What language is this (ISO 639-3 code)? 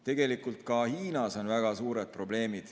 est